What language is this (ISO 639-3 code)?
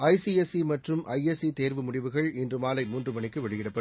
tam